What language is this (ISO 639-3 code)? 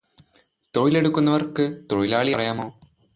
mal